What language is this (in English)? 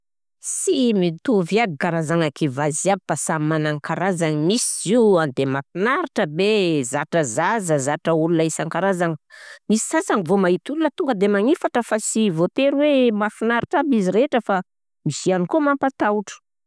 Southern Betsimisaraka Malagasy